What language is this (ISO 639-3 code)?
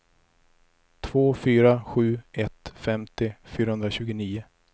swe